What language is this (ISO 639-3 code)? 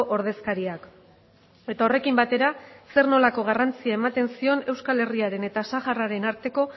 eus